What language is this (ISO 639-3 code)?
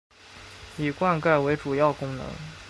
zho